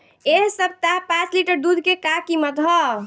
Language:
Bhojpuri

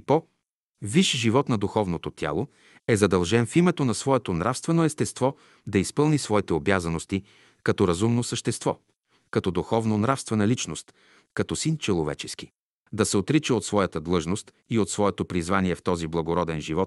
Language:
Bulgarian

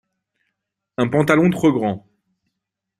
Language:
French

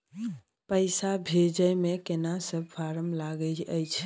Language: Maithili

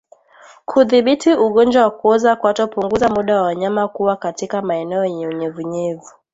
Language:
Swahili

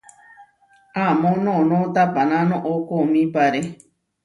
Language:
Huarijio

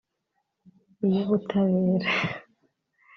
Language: Kinyarwanda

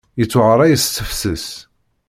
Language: Kabyle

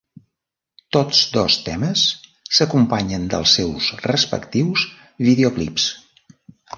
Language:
Catalan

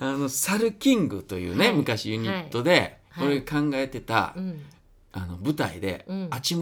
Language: Japanese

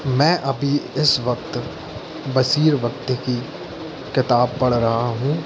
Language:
Hindi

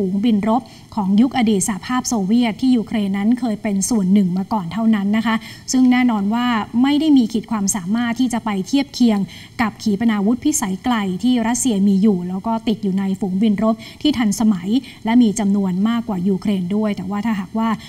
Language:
Thai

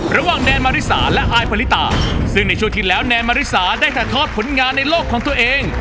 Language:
Thai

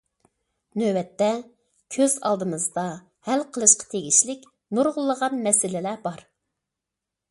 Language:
Uyghur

